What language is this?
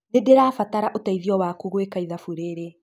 Kikuyu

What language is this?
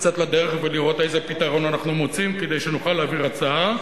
Hebrew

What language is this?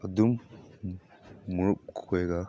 Manipuri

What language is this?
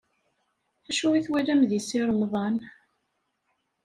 Kabyle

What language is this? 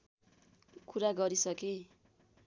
Nepali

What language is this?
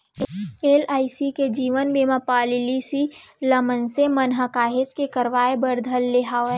Chhattisgarhi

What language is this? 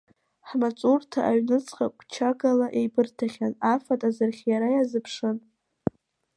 Abkhazian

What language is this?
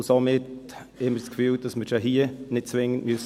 Swiss German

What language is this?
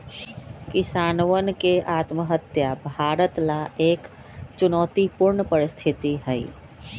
Magahi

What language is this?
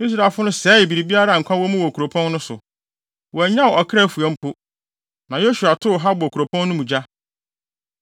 Akan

